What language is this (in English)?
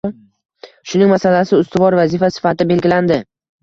Uzbek